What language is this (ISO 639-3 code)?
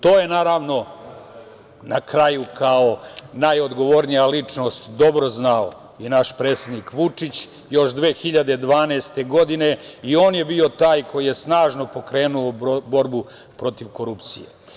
srp